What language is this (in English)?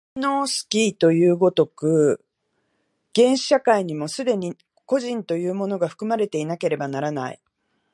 Japanese